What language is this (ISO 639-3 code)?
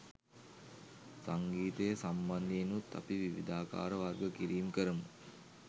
sin